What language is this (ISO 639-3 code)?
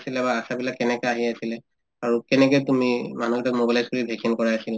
asm